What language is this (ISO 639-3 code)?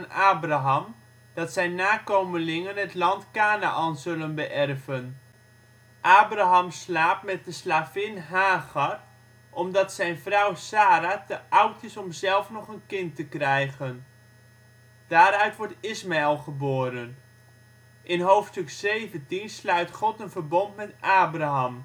nld